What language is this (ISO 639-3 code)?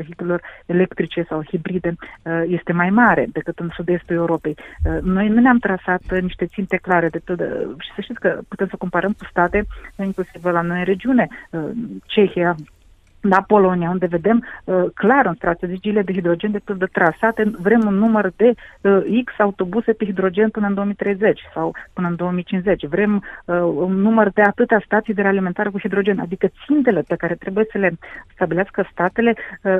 ron